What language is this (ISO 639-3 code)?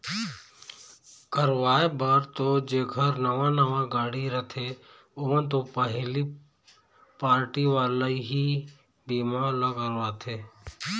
hne